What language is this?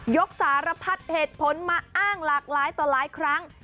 Thai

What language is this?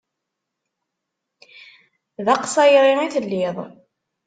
Kabyle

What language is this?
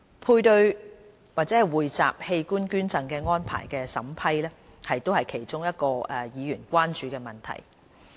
Cantonese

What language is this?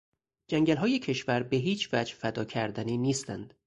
Persian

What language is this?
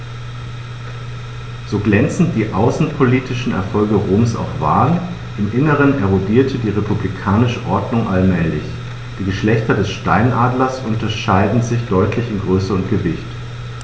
German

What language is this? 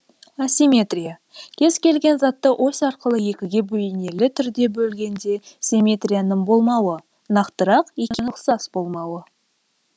Kazakh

